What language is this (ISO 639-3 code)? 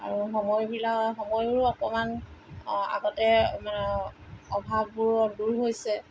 asm